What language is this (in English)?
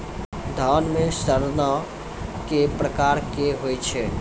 Maithili